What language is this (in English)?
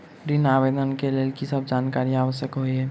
Maithili